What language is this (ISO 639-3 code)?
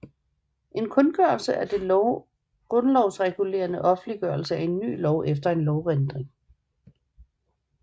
dan